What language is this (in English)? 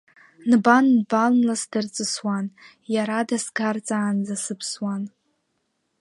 Abkhazian